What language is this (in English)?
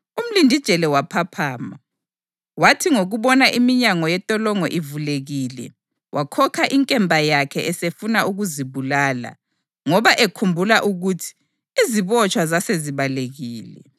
North Ndebele